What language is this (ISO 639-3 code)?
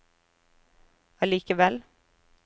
nor